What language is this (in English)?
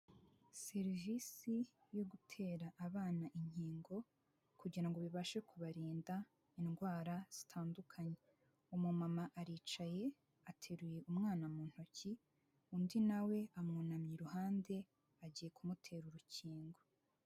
Kinyarwanda